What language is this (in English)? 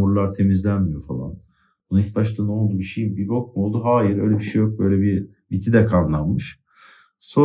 Turkish